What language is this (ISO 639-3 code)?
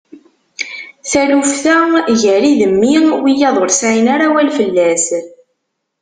kab